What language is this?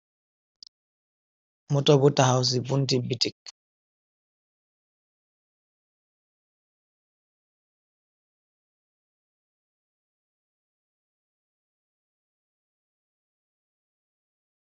Wolof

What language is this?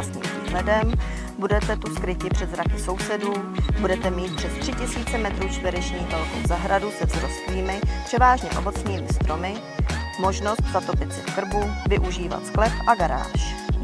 Czech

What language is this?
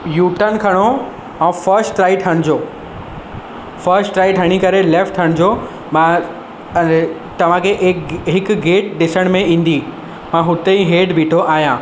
Sindhi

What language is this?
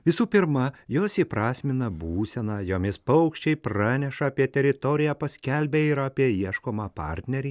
Lithuanian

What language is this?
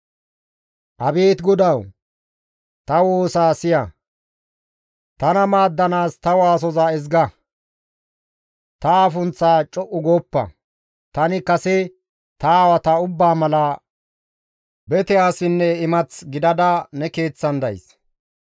Gamo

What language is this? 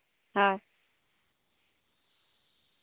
Santali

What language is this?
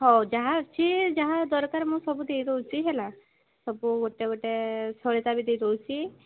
Odia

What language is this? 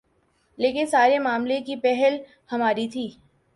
Urdu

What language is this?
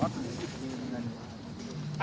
Thai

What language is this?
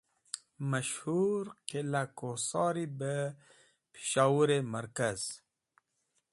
Wakhi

